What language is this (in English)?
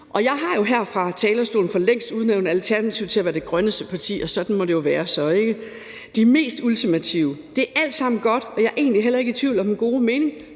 Danish